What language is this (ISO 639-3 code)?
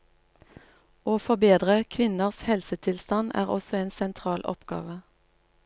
nor